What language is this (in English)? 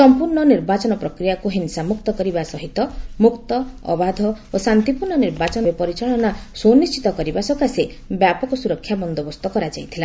Odia